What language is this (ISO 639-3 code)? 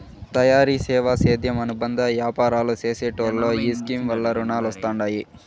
tel